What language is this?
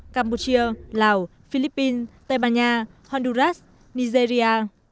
Vietnamese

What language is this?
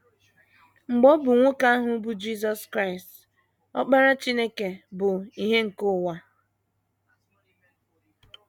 Igbo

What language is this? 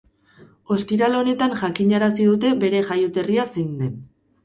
Basque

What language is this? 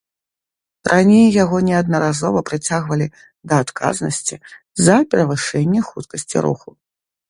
Belarusian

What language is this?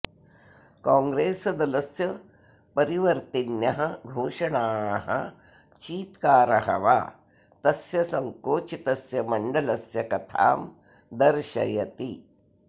Sanskrit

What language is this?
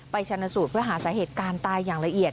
Thai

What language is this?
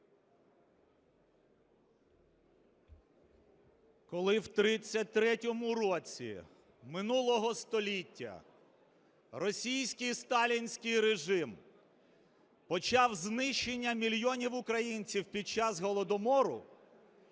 Ukrainian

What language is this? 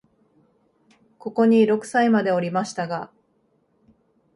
Japanese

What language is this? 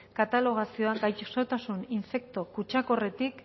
Basque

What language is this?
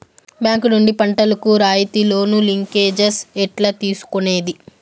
Telugu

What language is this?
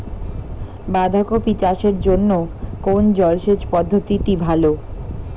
Bangla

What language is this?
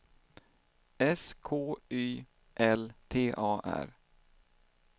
Swedish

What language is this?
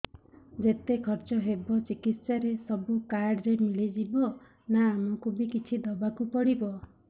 Odia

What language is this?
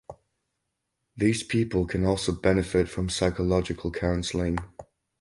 English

